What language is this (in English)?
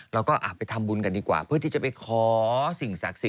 Thai